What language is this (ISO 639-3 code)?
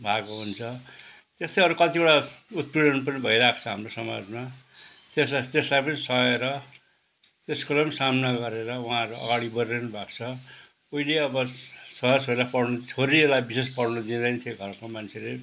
nep